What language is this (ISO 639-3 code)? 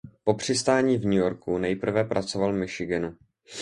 ces